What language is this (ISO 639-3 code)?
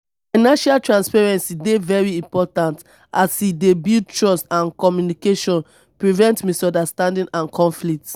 pcm